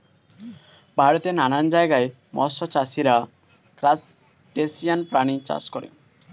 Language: Bangla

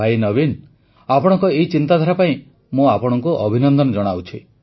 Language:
Odia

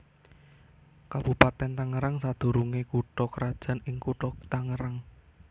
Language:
Javanese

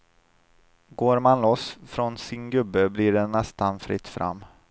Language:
Swedish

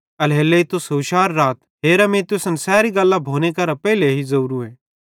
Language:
Bhadrawahi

